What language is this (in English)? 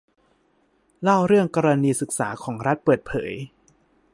Thai